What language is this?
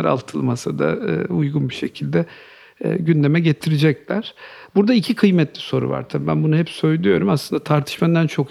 Turkish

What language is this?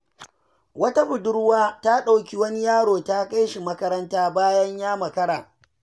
Hausa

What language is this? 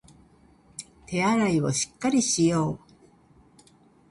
Japanese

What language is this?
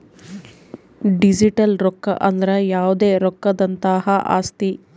Kannada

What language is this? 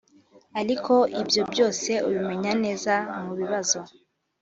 Kinyarwanda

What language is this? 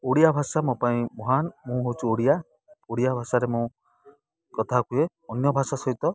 Odia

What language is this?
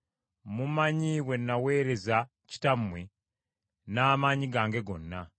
Ganda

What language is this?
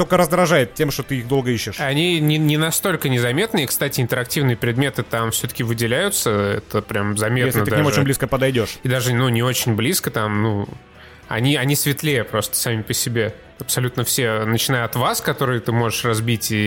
Russian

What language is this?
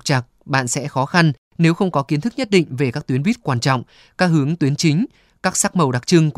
Vietnamese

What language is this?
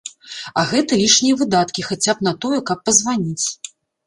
Belarusian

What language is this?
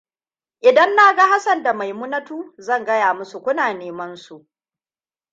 Hausa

